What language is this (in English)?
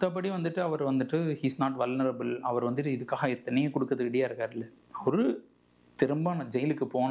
Tamil